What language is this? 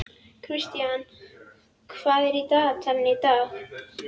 Icelandic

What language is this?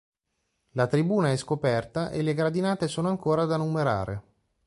Italian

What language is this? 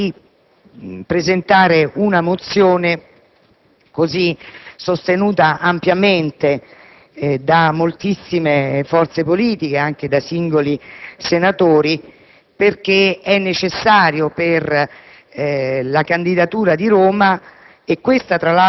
Italian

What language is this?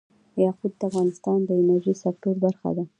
Pashto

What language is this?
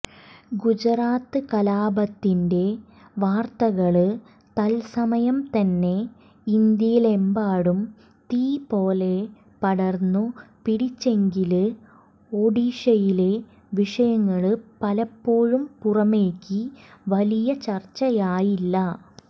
Malayalam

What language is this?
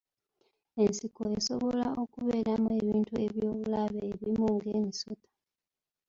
Ganda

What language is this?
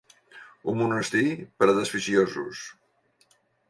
Catalan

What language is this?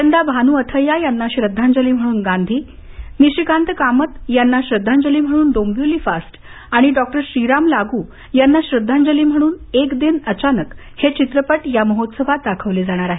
Marathi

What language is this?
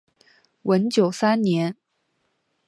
Chinese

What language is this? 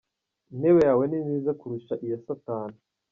Kinyarwanda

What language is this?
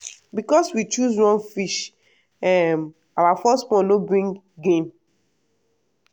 Nigerian Pidgin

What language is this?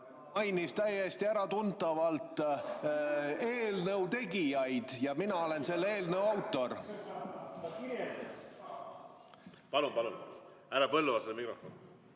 Estonian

